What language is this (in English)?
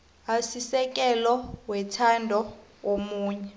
South Ndebele